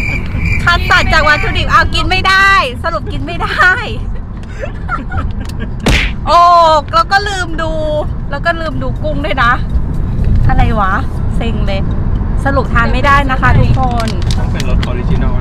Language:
Thai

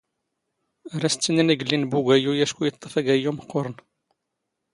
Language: Standard Moroccan Tamazight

